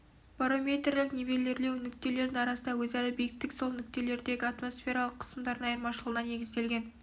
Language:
Kazakh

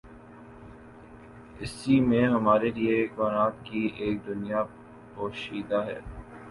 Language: Urdu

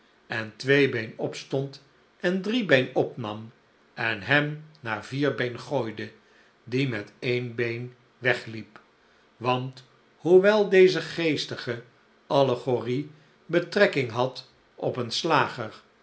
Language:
Dutch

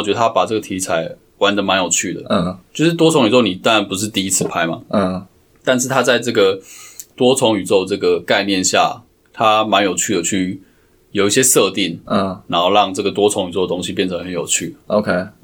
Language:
Chinese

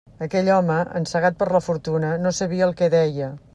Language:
Catalan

